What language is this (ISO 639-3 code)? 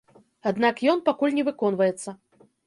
bel